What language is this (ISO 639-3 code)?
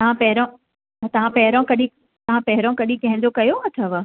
snd